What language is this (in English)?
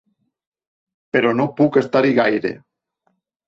Catalan